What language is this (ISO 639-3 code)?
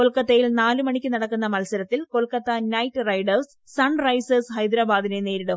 mal